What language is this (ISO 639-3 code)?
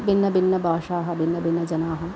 san